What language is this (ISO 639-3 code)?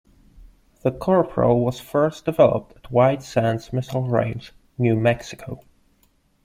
eng